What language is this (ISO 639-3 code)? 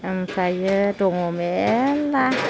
brx